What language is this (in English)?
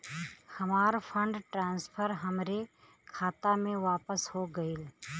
Bhojpuri